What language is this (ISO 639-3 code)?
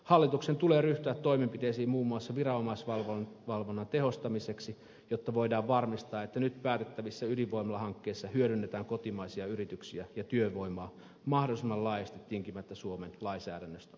fin